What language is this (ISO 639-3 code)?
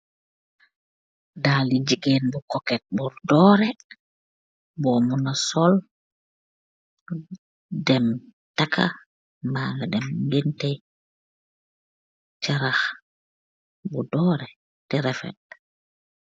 wol